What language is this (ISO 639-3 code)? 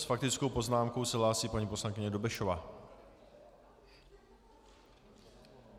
ces